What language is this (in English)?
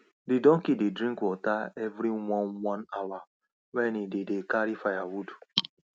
Nigerian Pidgin